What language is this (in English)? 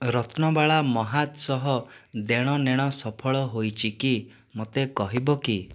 Odia